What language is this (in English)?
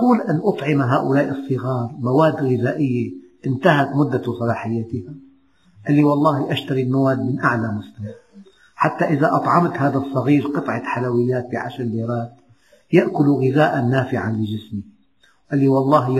Arabic